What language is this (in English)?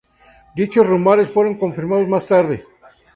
Spanish